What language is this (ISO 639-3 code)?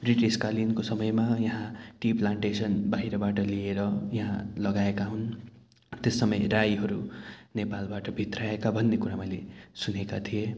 nep